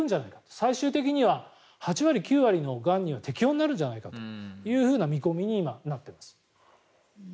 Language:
Japanese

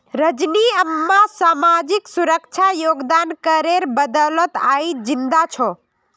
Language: Magahi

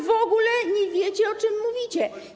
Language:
Polish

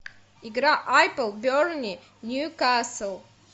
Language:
Russian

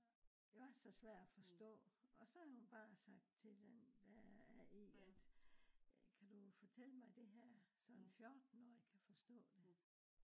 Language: Danish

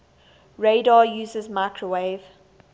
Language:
English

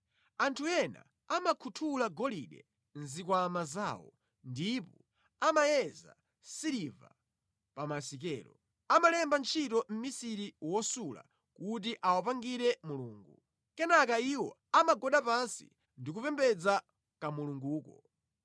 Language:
Nyanja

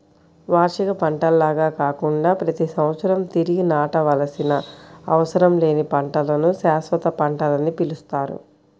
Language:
Telugu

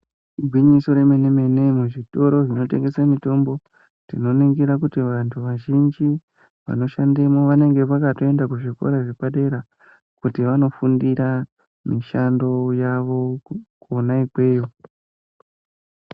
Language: Ndau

